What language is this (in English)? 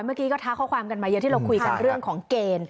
Thai